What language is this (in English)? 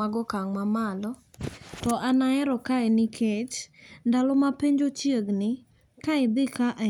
Luo (Kenya and Tanzania)